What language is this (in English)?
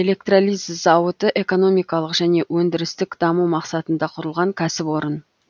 Kazakh